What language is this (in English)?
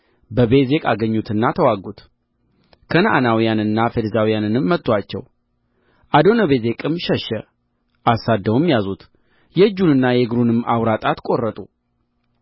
Amharic